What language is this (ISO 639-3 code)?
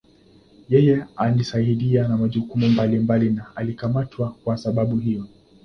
swa